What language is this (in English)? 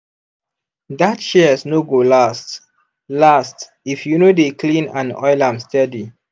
Nigerian Pidgin